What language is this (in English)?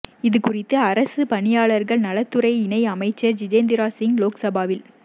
Tamil